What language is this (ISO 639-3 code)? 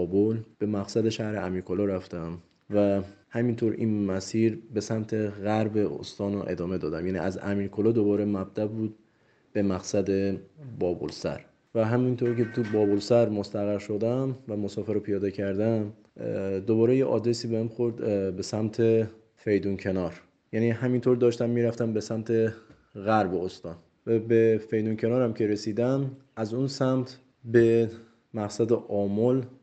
fas